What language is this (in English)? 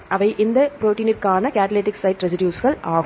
Tamil